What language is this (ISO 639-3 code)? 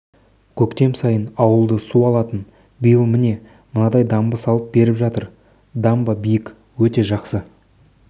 kaz